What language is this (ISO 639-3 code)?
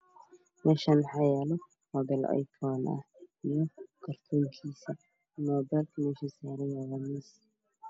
som